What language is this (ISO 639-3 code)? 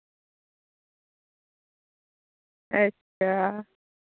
doi